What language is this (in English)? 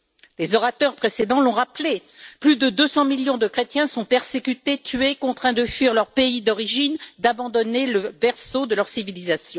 French